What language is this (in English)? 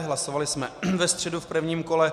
Czech